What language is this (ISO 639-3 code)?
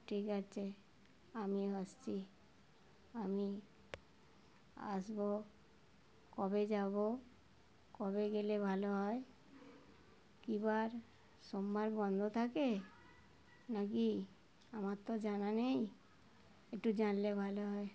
ben